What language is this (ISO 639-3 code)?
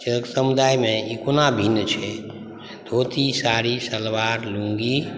mai